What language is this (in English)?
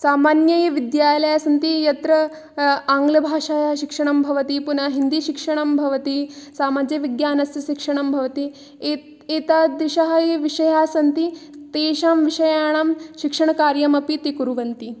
Sanskrit